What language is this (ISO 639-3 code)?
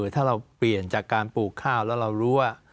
tha